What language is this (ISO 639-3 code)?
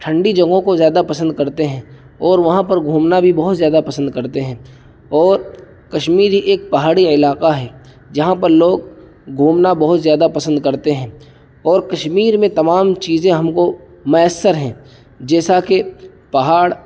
urd